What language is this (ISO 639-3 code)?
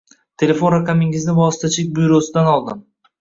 uzb